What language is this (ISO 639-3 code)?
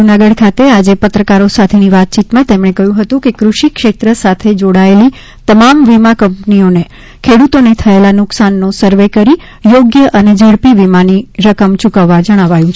guj